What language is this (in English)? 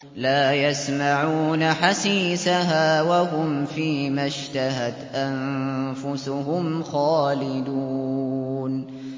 Arabic